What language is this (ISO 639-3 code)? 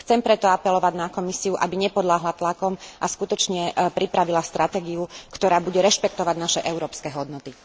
slk